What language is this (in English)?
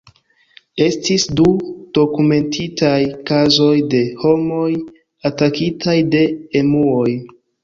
Esperanto